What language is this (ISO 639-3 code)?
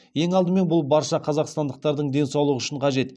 kaz